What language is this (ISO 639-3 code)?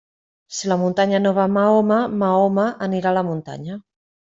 cat